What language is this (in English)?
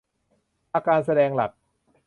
Thai